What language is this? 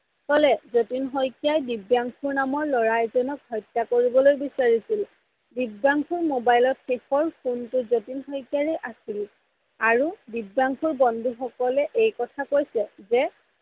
Assamese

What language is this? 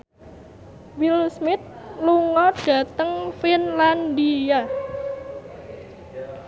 Javanese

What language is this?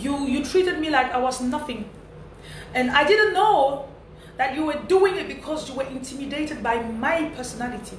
French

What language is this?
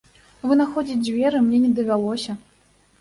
Belarusian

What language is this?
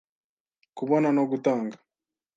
Kinyarwanda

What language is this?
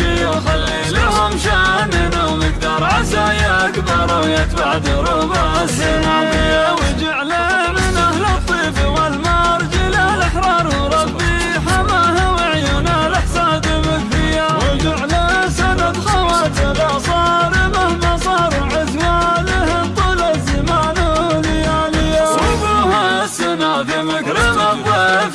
Arabic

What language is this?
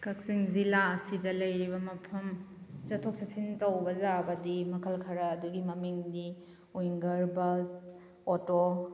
Manipuri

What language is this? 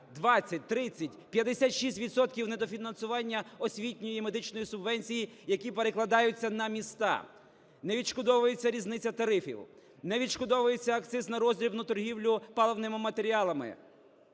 Ukrainian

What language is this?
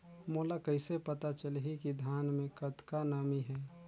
Chhattisgarhi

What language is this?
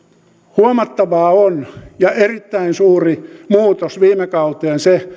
Finnish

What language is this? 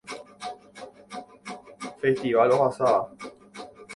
Guarani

